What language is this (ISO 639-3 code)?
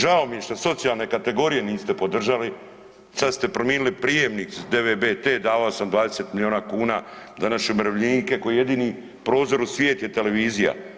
hrv